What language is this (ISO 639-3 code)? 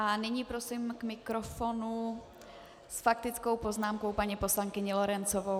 ces